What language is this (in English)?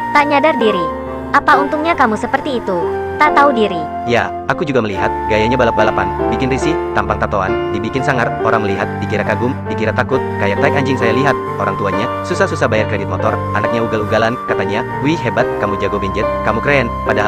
Indonesian